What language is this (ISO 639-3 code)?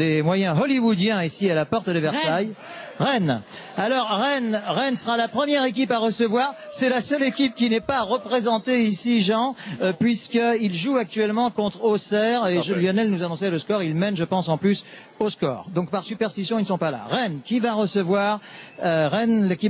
fra